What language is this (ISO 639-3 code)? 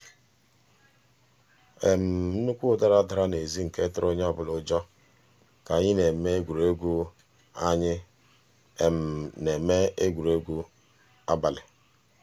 ibo